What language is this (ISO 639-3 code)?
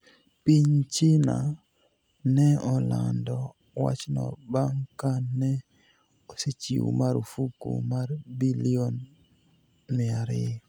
luo